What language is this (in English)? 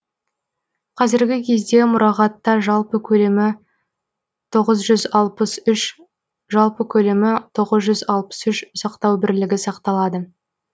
Kazakh